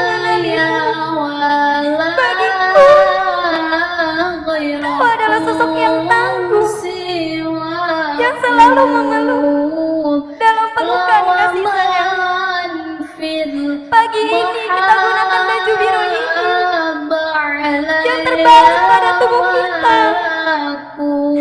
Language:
Indonesian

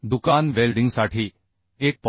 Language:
Marathi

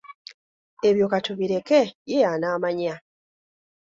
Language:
Ganda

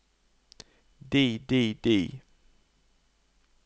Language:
Norwegian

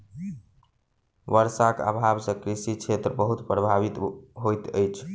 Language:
Maithili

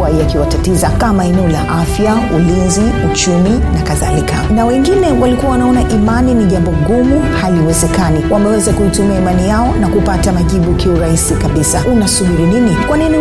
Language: Swahili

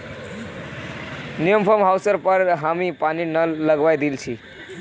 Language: Magahi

